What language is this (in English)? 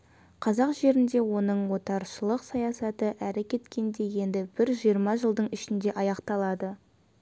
Kazakh